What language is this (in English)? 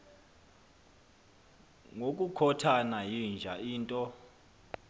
Xhosa